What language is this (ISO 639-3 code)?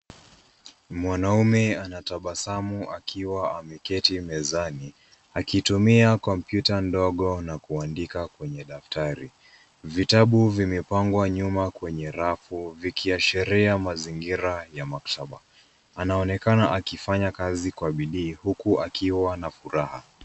swa